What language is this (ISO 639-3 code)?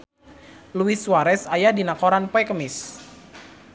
sun